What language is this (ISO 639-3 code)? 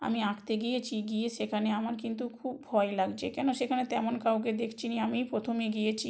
ben